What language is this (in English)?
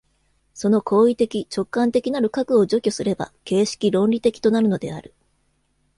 Japanese